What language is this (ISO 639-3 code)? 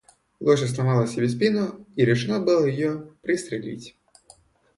rus